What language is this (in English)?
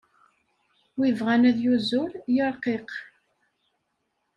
Kabyle